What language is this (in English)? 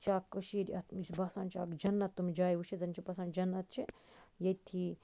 Kashmiri